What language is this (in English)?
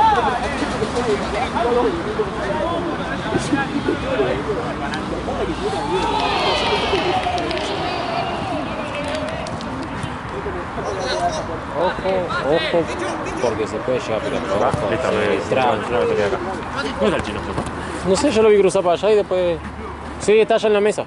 Spanish